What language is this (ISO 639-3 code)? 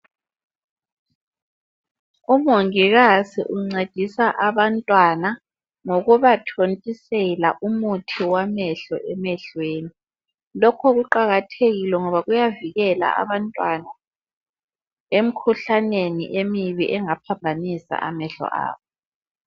nde